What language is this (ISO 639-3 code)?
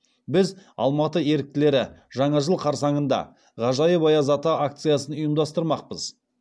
kaz